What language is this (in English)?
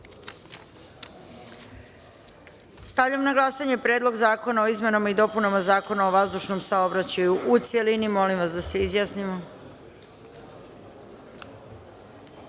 Serbian